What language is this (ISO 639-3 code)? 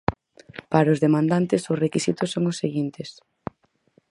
glg